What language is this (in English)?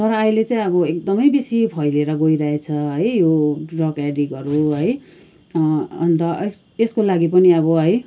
Nepali